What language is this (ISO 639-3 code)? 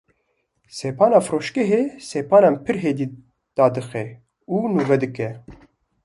kur